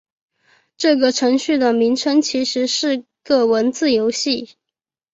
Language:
Chinese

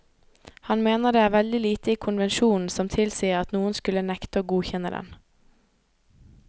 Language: Norwegian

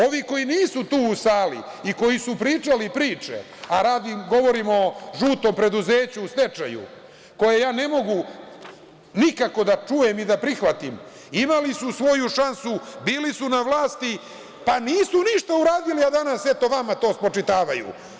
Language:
Serbian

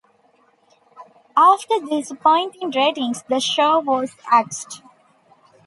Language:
English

